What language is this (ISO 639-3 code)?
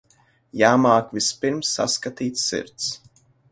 lav